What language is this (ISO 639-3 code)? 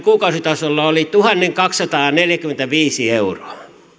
fin